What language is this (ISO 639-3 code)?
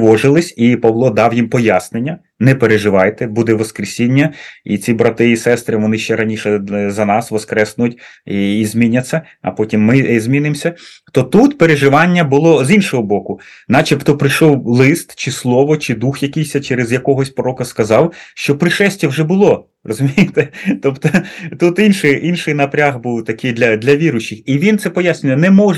ukr